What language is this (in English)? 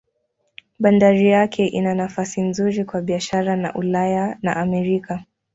Swahili